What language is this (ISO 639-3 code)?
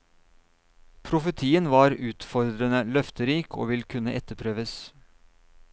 nor